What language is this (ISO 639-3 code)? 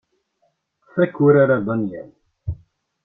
kab